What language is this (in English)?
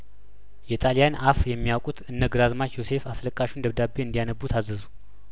Amharic